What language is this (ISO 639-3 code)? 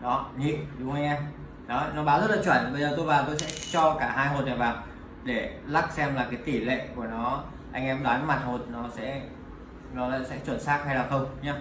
vie